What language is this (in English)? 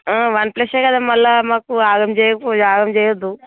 Telugu